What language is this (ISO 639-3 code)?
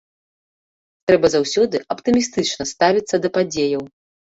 bel